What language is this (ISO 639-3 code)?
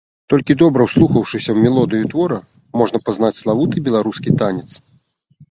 bel